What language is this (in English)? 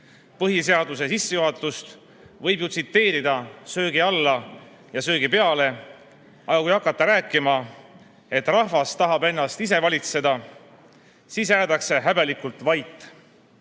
Estonian